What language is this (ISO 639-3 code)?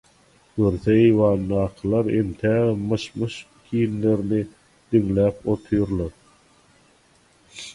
tuk